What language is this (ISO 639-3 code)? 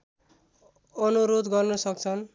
nep